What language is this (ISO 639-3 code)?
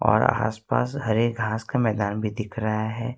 hin